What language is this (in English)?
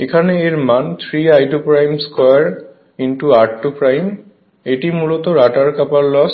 Bangla